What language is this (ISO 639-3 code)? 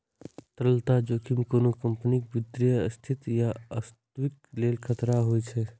mai